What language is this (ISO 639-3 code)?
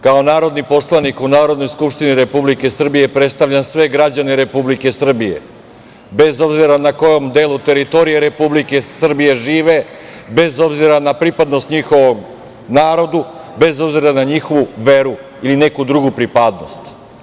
srp